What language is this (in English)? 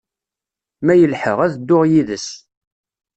Kabyle